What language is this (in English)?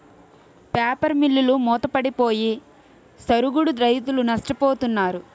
Telugu